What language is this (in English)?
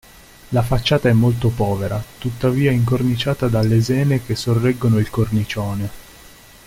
Italian